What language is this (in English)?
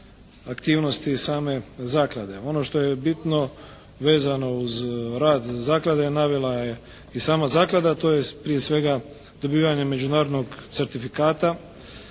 Croatian